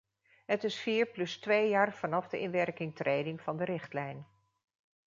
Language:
Dutch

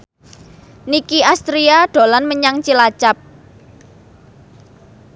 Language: Javanese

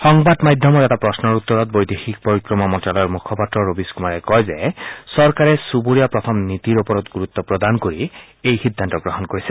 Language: Assamese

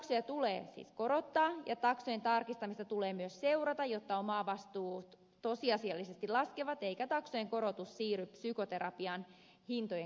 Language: Finnish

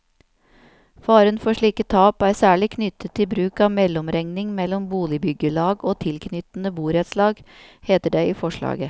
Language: Norwegian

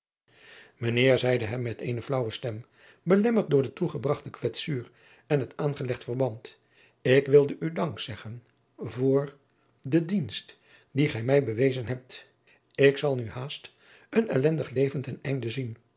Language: Dutch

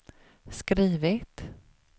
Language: Swedish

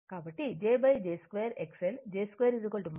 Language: Telugu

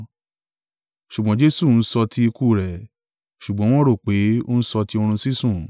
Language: Yoruba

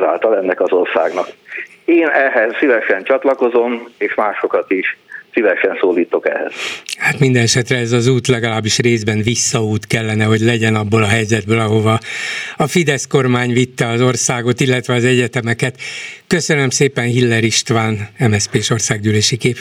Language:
Hungarian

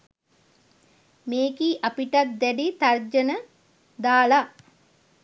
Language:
Sinhala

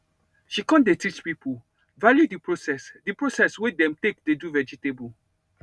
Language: Nigerian Pidgin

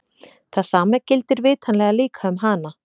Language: Icelandic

